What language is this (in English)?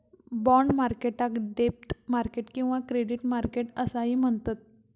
Marathi